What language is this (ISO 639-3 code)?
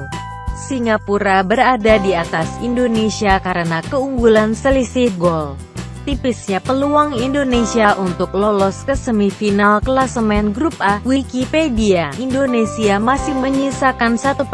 ind